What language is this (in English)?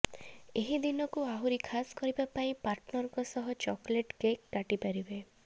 Odia